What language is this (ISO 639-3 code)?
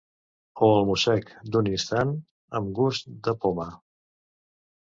cat